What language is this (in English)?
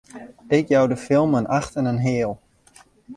Western Frisian